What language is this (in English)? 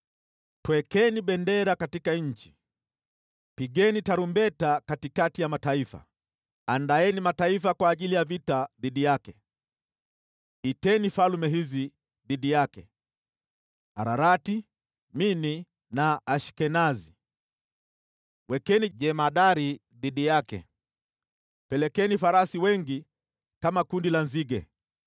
Swahili